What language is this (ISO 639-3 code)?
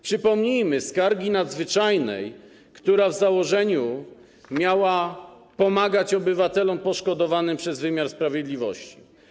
pol